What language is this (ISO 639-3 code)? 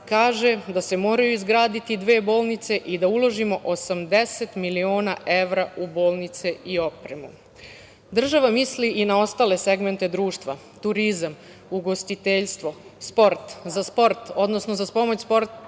srp